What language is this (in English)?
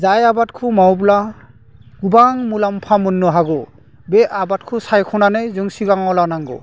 Bodo